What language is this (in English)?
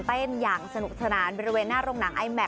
Thai